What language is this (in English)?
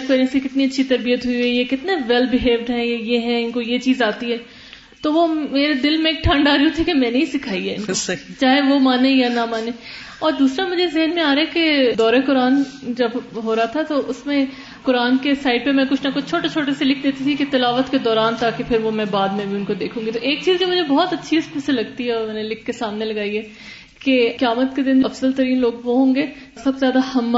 Urdu